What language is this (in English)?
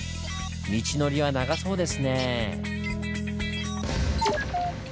Japanese